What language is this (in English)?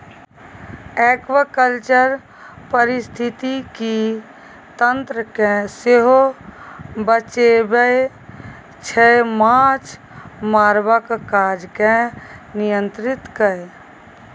Maithili